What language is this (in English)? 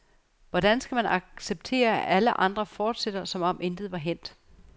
Danish